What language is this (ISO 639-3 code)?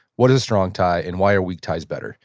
eng